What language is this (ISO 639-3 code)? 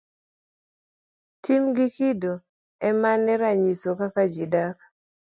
luo